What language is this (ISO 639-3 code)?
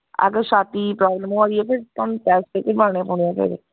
doi